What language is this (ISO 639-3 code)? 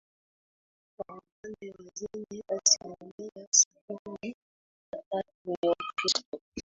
swa